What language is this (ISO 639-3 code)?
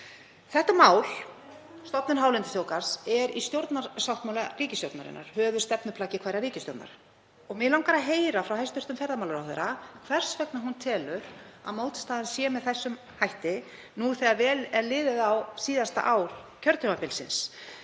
isl